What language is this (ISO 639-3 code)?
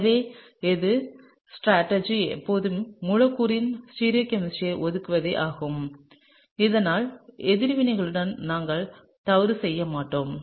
tam